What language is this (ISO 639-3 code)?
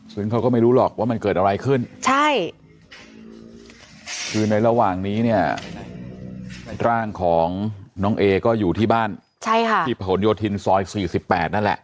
tha